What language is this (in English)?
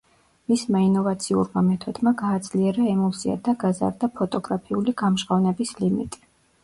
Georgian